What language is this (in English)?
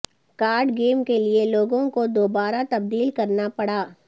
Urdu